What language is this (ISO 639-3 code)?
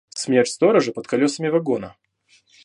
rus